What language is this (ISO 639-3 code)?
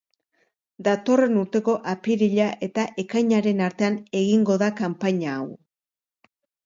eus